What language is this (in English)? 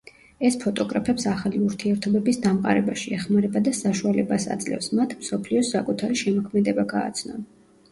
Georgian